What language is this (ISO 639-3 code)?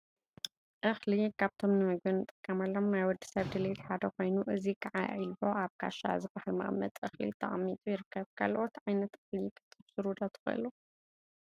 tir